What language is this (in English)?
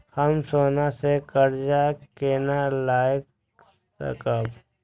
Maithili